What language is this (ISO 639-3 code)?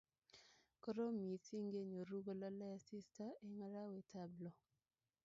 kln